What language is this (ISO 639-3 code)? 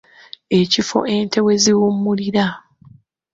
lug